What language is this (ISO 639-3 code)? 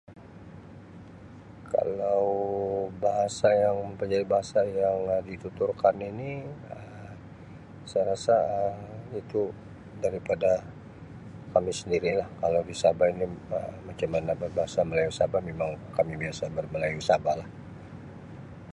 msi